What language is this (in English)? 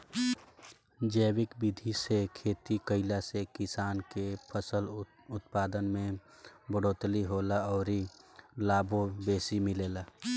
Bhojpuri